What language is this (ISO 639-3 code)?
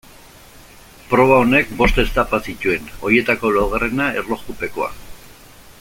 eus